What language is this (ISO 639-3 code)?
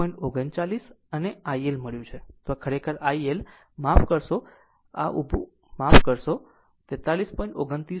guj